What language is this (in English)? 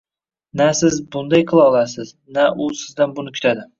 Uzbek